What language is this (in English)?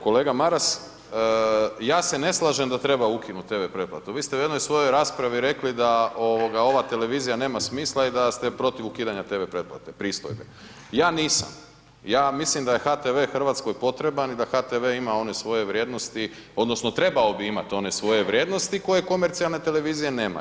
Croatian